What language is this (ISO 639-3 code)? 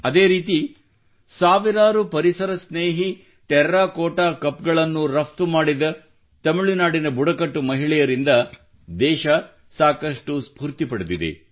kan